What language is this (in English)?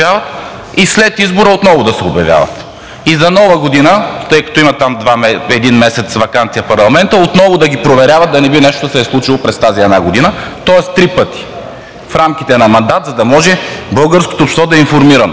Bulgarian